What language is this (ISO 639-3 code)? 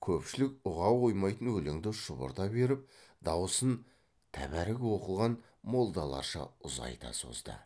kaz